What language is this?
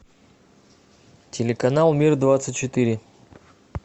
Russian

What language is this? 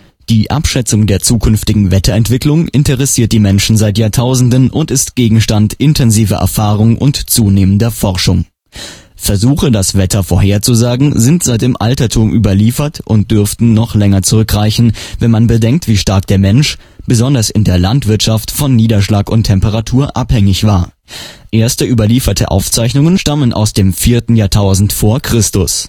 German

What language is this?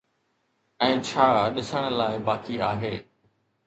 Sindhi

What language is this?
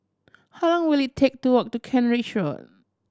English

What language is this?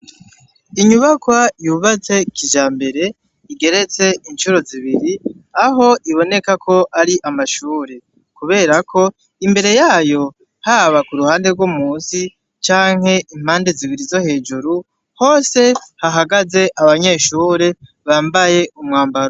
Rundi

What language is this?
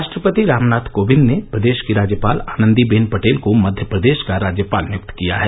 Hindi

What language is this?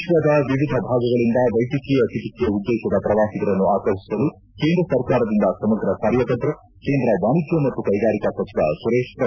Kannada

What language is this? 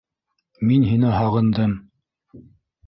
Bashkir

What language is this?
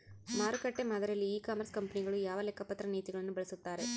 Kannada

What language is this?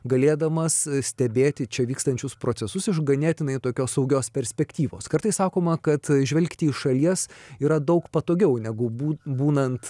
Lithuanian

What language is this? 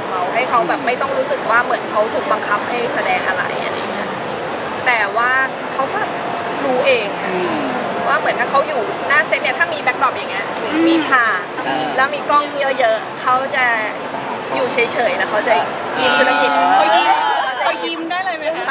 Thai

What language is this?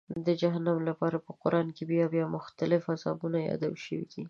Pashto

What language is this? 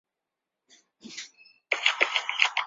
Chinese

